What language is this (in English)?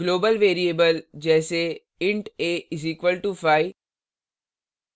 Hindi